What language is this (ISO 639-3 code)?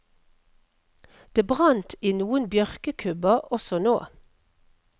nor